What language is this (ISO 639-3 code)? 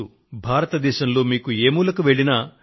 tel